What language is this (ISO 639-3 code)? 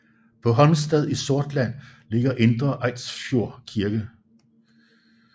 dan